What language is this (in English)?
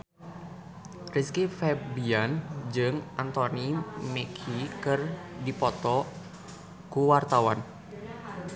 Sundanese